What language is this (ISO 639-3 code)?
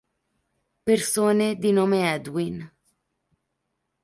ita